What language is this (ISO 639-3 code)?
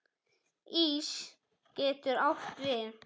isl